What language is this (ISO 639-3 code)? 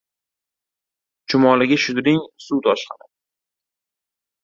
uzb